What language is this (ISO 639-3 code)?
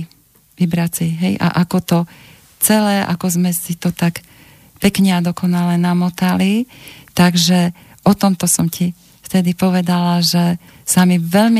slk